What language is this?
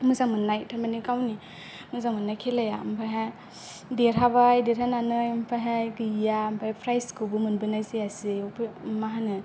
Bodo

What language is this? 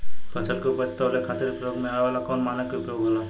Bhojpuri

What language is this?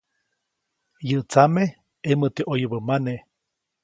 Copainalá Zoque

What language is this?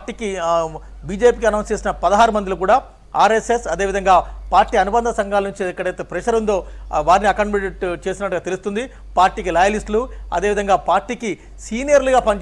Telugu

